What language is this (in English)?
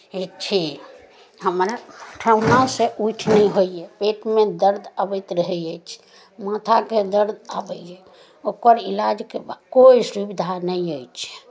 Maithili